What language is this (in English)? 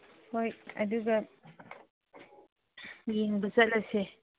Manipuri